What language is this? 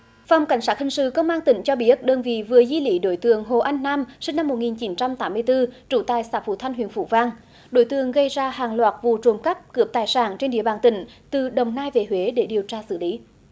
Vietnamese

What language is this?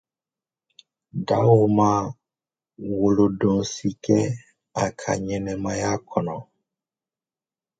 Dyula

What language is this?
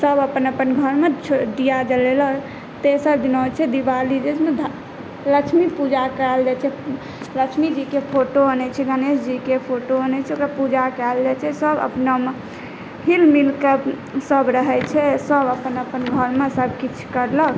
Maithili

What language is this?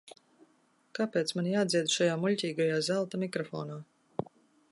Latvian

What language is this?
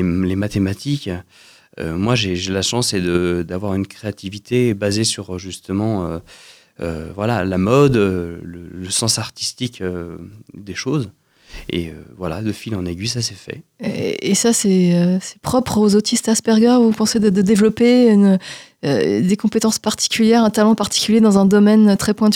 French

